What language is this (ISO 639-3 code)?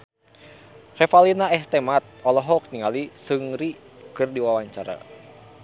sun